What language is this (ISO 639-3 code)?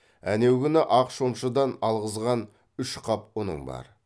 kaz